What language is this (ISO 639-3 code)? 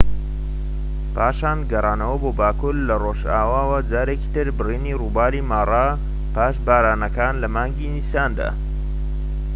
ckb